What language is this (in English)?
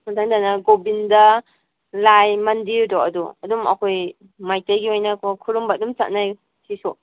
Manipuri